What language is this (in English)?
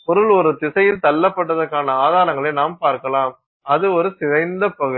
Tamil